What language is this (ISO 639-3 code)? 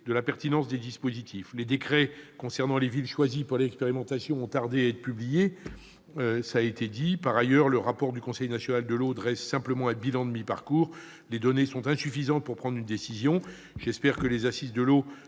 fra